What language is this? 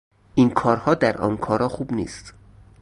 Persian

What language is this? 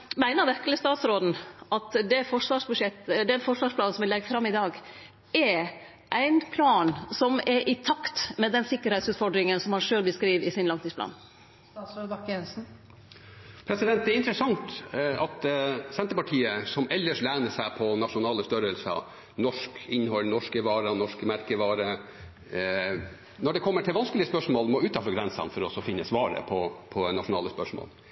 Norwegian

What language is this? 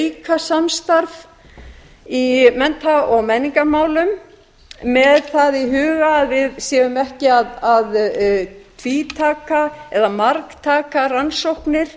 Icelandic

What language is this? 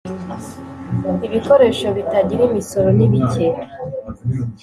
Kinyarwanda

